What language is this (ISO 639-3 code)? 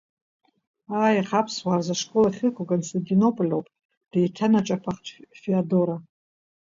abk